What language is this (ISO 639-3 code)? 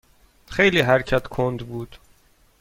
fas